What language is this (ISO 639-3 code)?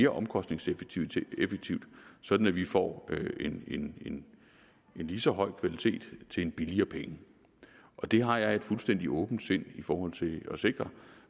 dan